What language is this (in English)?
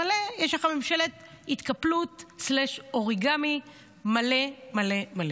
Hebrew